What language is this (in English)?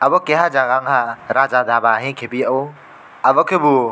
Kok Borok